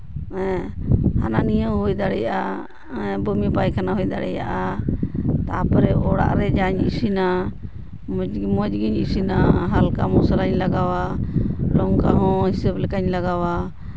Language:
Santali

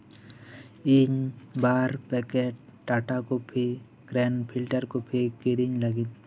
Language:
Santali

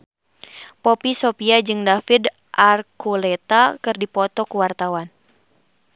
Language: Sundanese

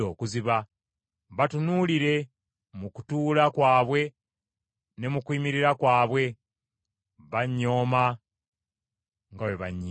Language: Ganda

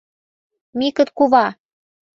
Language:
Mari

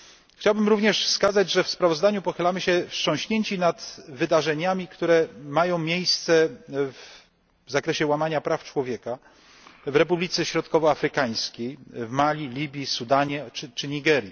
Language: Polish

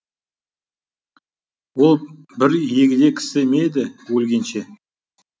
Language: Kazakh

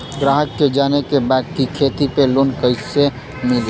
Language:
Bhojpuri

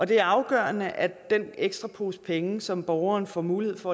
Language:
Danish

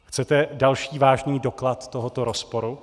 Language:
Czech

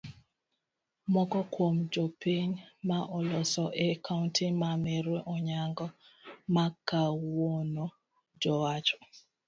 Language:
Luo (Kenya and Tanzania)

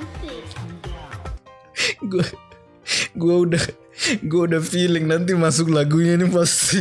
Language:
Indonesian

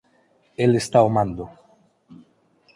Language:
Galician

